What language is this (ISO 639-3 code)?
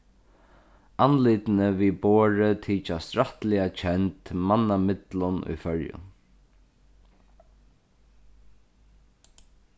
fao